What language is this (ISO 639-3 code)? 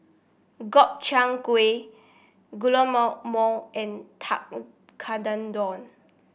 eng